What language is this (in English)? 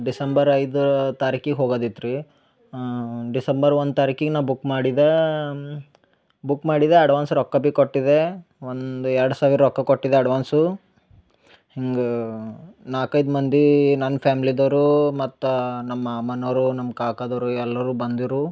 Kannada